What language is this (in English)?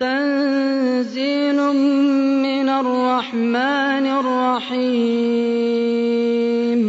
Arabic